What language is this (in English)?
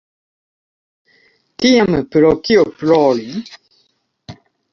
Esperanto